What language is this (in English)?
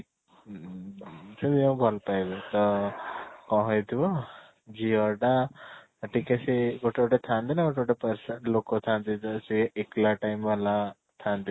Odia